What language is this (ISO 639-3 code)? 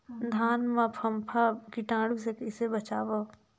hne